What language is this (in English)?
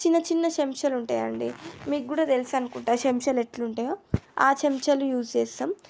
Telugu